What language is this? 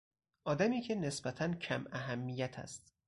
Persian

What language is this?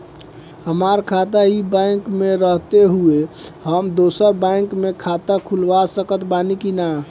Bhojpuri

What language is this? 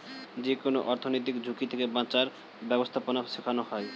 Bangla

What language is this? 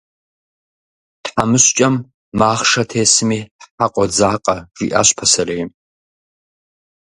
Kabardian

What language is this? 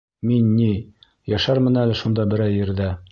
Bashkir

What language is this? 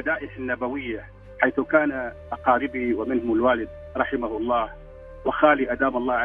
Arabic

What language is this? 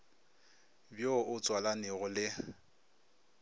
Northern Sotho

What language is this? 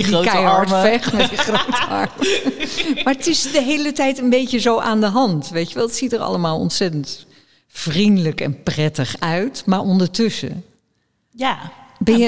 Dutch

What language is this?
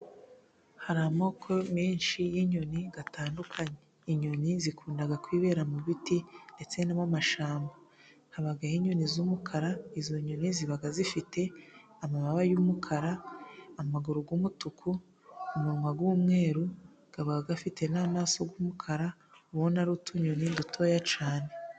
Kinyarwanda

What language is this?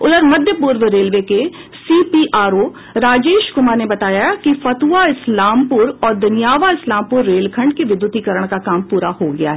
Hindi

